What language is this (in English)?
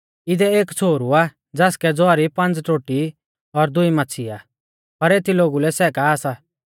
Mahasu Pahari